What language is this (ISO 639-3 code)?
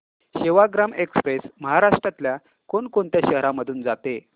mar